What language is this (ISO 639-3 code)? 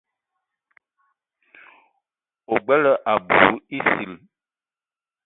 eto